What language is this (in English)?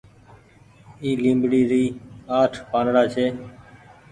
Goaria